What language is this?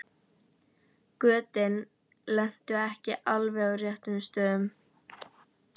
Icelandic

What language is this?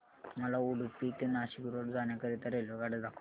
Marathi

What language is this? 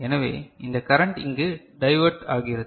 Tamil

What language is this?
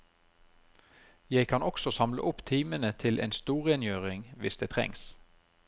Norwegian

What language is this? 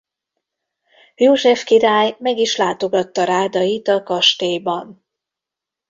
Hungarian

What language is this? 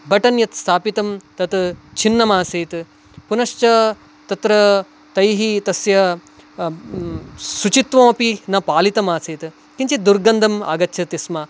Sanskrit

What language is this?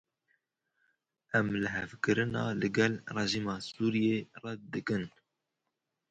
Kurdish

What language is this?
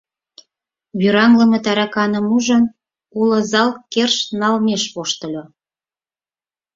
Mari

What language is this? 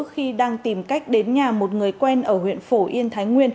Vietnamese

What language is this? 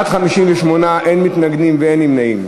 Hebrew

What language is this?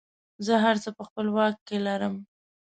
Pashto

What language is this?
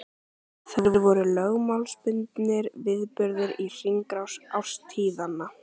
Icelandic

